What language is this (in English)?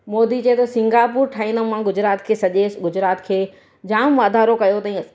Sindhi